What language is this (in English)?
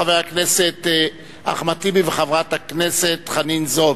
Hebrew